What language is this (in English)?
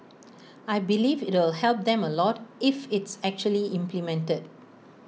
English